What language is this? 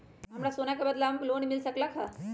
Magahi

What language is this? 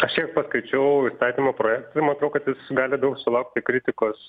Lithuanian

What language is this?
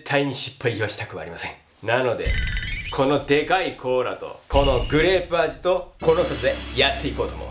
Japanese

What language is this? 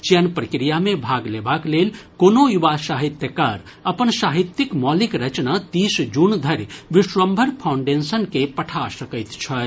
Maithili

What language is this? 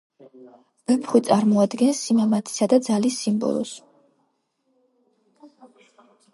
Georgian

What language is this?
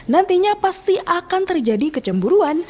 Indonesian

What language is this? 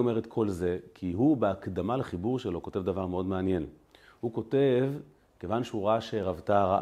Hebrew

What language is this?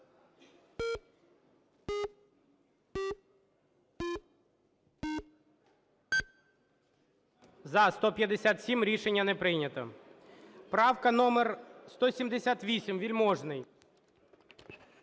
Ukrainian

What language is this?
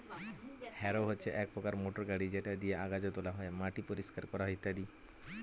Bangla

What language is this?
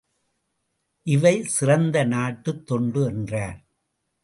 Tamil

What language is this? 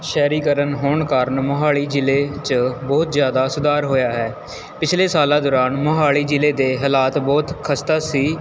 Punjabi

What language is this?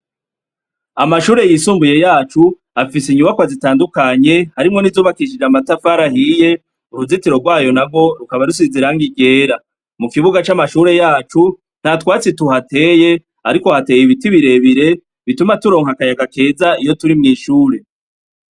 Rundi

